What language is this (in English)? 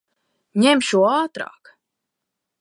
Latvian